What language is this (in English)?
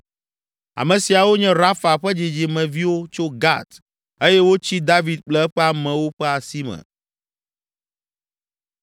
Ewe